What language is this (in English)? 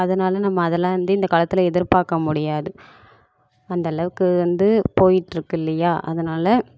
Tamil